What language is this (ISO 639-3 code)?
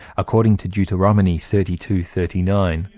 eng